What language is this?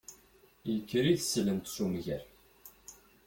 Kabyle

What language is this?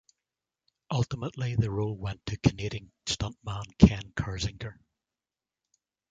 English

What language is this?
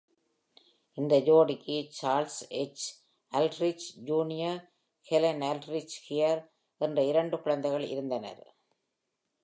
Tamil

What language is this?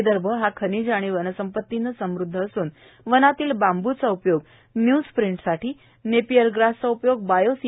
Marathi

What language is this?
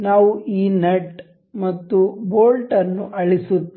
Kannada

